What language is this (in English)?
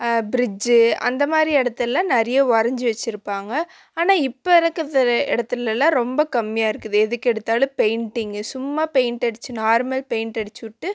Tamil